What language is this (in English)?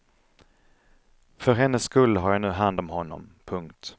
Swedish